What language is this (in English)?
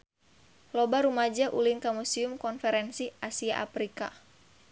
Sundanese